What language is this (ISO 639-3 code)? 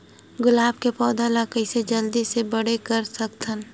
hne